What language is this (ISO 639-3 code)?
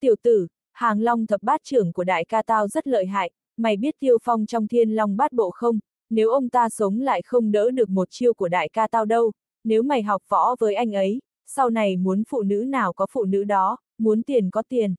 vie